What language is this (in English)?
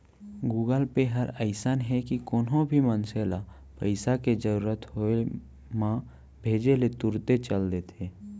Chhattisgarhi